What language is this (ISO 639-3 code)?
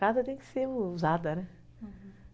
por